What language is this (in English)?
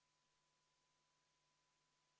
Estonian